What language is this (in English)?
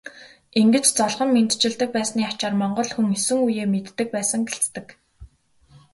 Mongolian